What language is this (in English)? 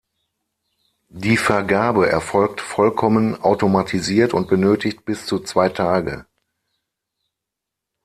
German